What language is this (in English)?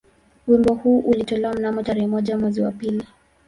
Swahili